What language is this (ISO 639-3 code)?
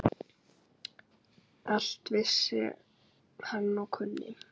isl